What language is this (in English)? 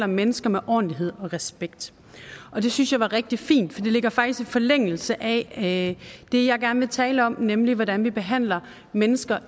Danish